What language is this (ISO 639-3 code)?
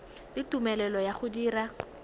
tsn